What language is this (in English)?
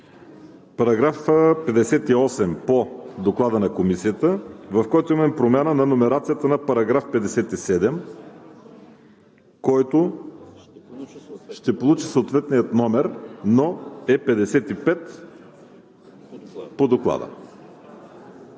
Bulgarian